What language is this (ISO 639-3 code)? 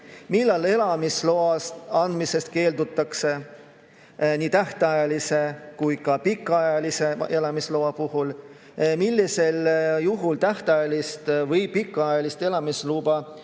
est